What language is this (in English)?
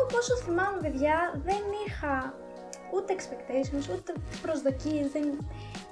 Greek